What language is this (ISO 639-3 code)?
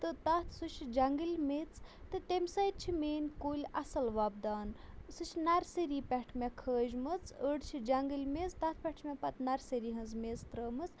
kas